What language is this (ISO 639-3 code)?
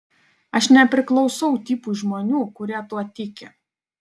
lit